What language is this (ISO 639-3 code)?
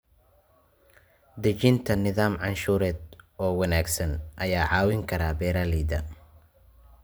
som